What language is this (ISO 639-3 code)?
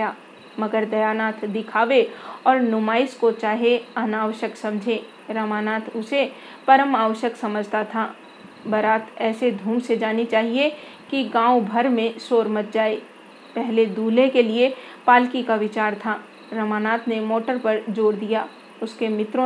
hin